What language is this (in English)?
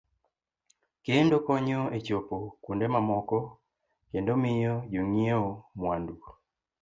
Luo (Kenya and Tanzania)